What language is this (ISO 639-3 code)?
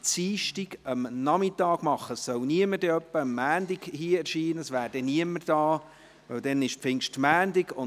gsw